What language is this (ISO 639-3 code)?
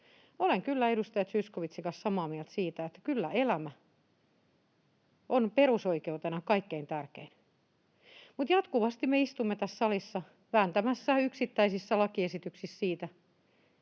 fin